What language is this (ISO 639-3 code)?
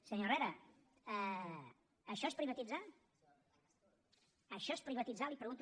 cat